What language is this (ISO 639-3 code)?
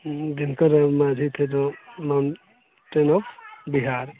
mai